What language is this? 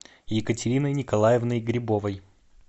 Russian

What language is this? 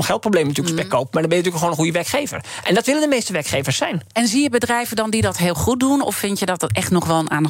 Dutch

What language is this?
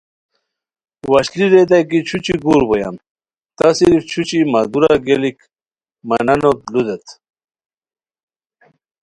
Khowar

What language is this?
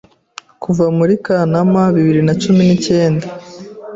Kinyarwanda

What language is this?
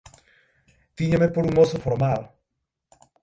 Galician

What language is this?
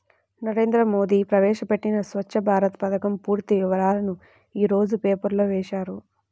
Telugu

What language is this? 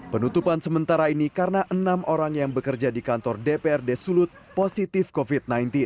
Indonesian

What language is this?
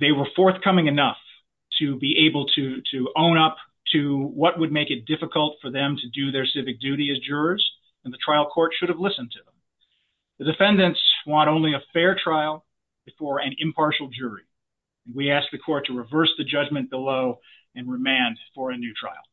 English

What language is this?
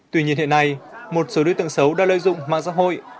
Vietnamese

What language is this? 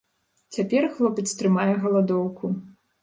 Belarusian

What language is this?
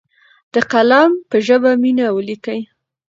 Pashto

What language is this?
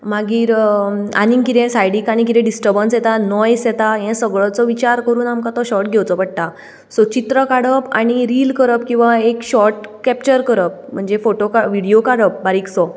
Konkani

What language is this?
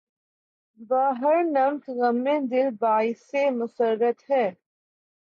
Urdu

